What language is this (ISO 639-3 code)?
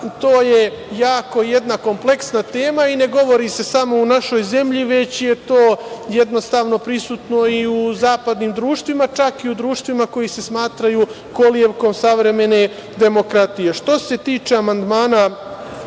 srp